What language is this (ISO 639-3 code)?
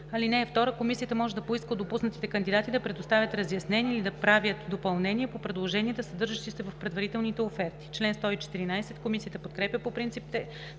bul